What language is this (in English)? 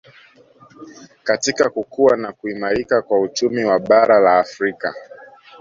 Swahili